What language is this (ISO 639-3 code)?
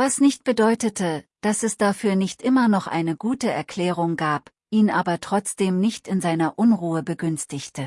deu